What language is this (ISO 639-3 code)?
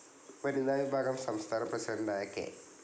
mal